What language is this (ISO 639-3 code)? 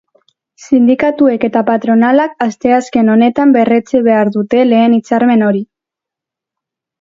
eus